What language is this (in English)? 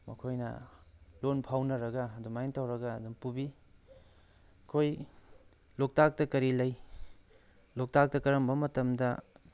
Manipuri